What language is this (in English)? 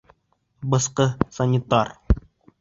Bashkir